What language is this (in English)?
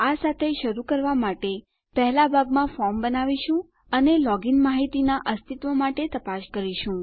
Gujarati